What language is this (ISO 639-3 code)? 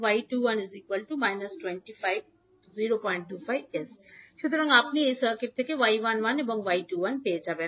ben